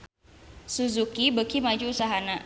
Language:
Sundanese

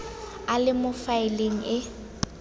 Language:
Tswana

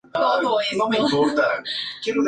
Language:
Spanish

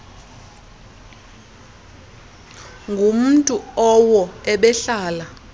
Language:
Xhosa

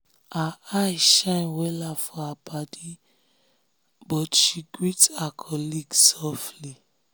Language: Nigerian Pidgin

